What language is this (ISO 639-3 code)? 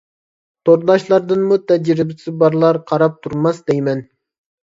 uig